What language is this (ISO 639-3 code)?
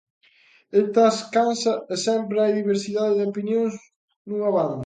glg